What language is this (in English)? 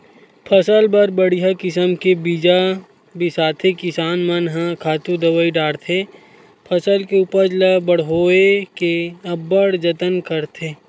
Chhattisgarhi